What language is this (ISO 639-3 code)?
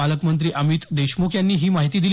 mar